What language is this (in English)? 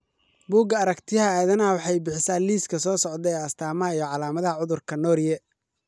Somali